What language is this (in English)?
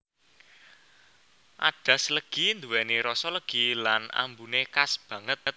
Javanese